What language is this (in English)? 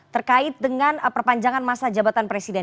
Indonesian